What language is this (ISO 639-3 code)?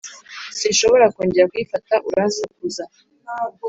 kin